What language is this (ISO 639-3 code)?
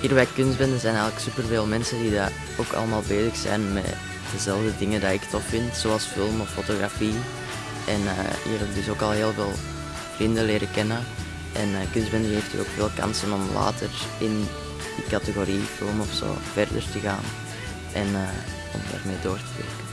nld